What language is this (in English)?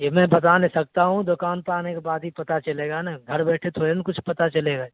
Urdu